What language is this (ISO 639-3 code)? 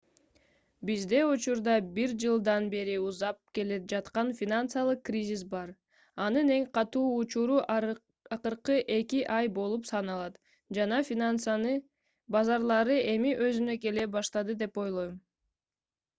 kir